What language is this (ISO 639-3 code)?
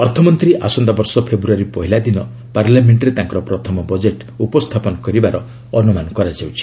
ori